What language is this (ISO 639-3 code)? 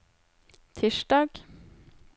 nor